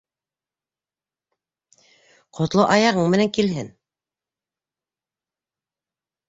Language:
Bashkir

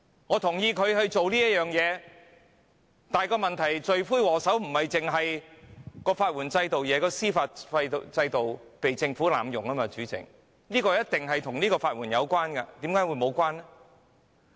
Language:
Cantonese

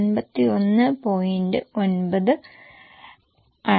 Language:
Malayalam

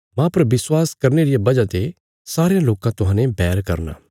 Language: Bilaspuri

